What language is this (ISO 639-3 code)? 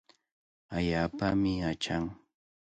qvl